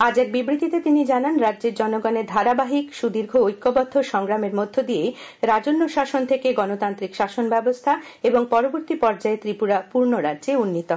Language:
Bangla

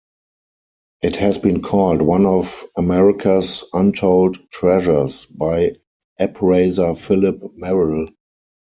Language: English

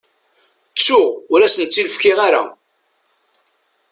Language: Kabyle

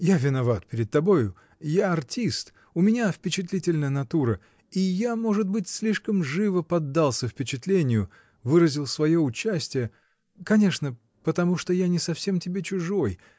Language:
Russian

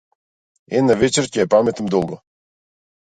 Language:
Macedonian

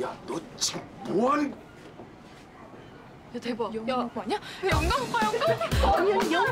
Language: Korean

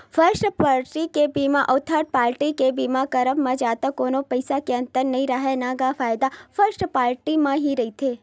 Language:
Chhattisgarhi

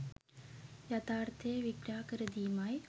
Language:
Sinhala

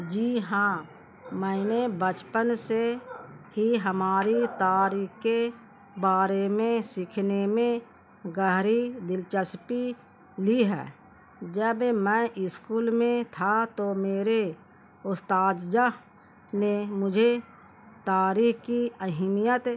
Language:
Urdu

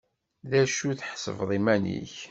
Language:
Kabyle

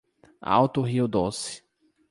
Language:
Portuguese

